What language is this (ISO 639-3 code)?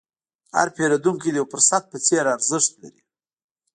pus